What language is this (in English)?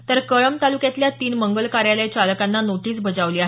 Marathi